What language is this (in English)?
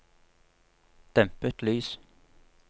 Norwegian